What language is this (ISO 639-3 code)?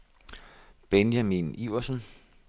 dan